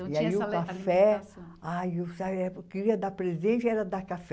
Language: Portuguese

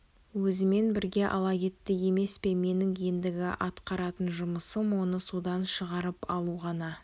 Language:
Kazakh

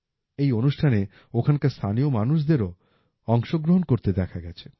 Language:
Bangla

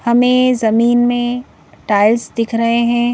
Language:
Hindi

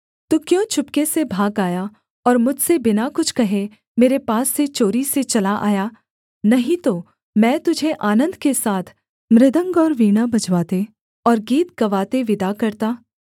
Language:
Hindi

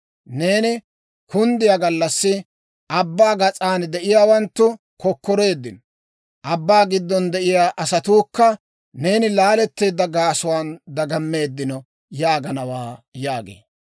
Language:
Dawro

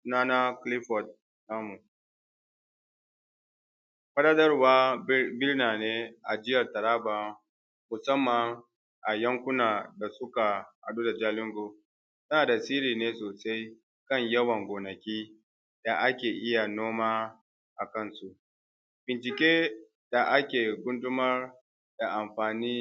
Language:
Hausa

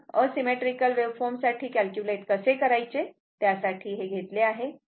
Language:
Marathi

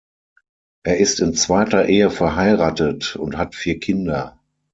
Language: German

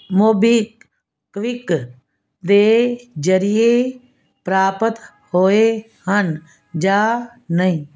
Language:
Punjabi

